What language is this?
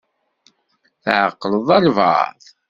Kabyle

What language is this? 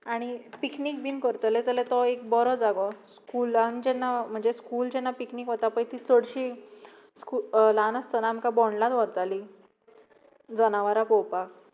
Konkani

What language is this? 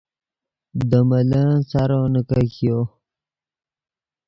Yidgha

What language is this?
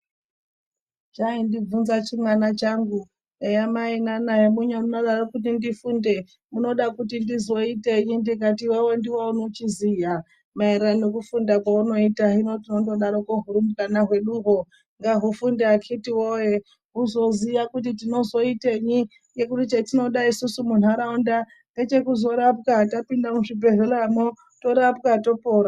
Ndau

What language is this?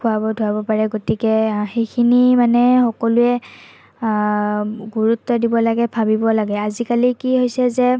Assamese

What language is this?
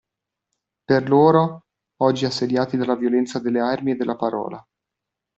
Italian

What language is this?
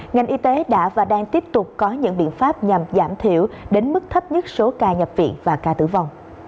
Vietnamese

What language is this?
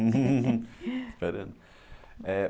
Portuguese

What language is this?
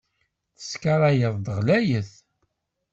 Kabyle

